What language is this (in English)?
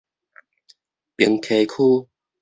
Min Nan Chinese